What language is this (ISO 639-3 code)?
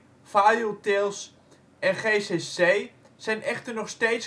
nld